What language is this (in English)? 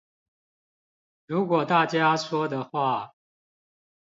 Chinese